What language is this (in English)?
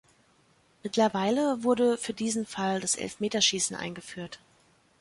German